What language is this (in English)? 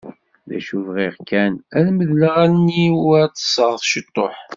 Kabyle